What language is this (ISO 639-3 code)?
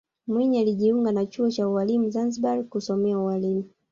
swa